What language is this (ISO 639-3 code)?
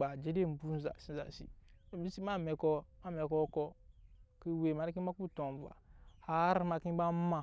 yes